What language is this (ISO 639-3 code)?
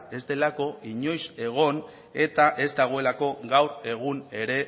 eus